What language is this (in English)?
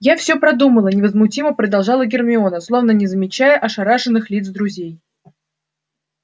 Russian